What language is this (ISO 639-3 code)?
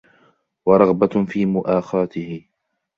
ara